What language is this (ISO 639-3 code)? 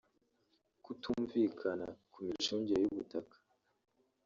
kin